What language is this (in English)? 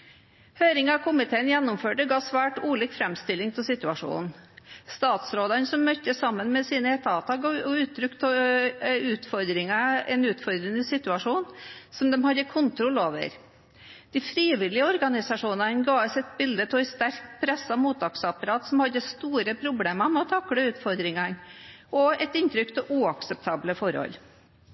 Norwegian Bokmål